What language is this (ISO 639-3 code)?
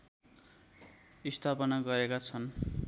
nep